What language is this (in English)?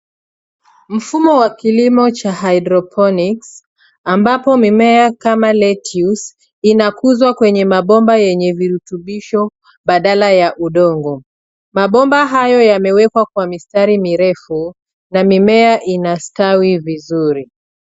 Swahili